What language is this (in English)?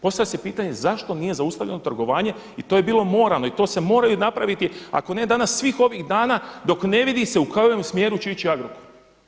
Croatian